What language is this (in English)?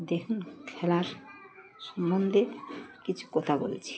Bangla